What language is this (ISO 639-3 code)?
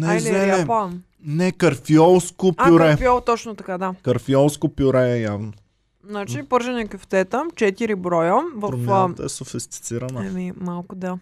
bul